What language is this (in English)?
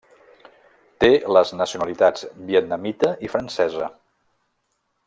Catalan